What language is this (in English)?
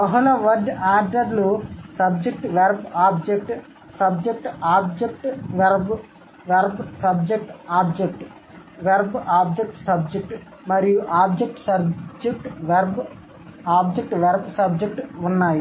Telugu